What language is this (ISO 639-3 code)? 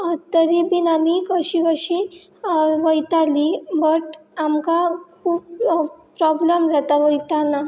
kok